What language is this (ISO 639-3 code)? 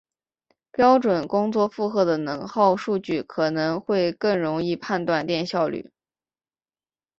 zho